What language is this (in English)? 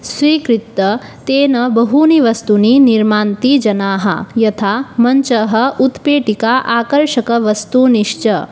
Sanskrit